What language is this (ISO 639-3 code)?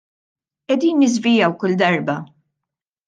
mlt